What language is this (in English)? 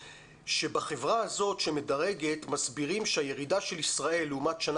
Hebrew